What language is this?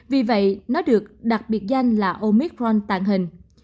Vietnamese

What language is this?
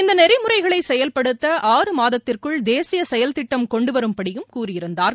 Tamil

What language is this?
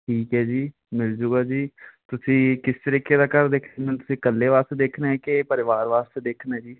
Punjabi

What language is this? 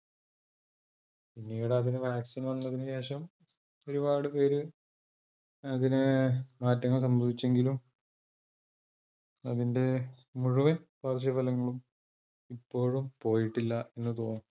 Malayalam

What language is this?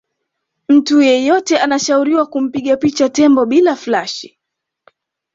Swahili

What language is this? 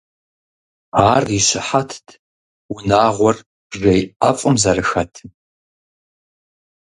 Kabardian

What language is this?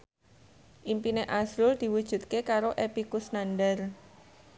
Javanese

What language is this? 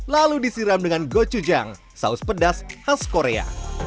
Indonesian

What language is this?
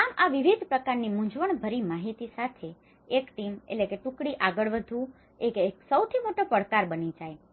Gujarati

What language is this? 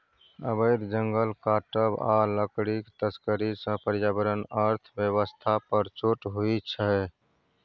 Maithili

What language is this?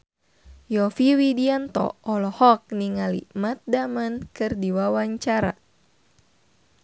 Sundanese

